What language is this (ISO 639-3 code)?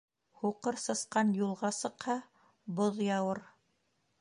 bak